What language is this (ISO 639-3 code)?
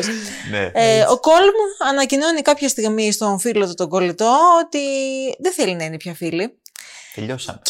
ell